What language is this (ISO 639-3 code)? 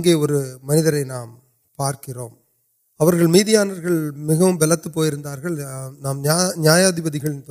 urd